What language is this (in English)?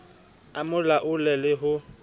Southern Sotho